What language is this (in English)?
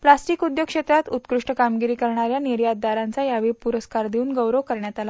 Marathi